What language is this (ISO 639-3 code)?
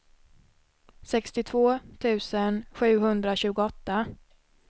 swe